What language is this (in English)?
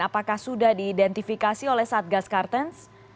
Indonesian